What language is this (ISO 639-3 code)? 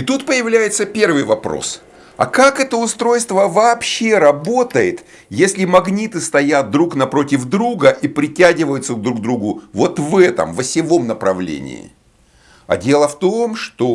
rus